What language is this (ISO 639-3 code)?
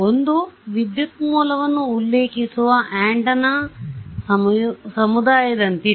kan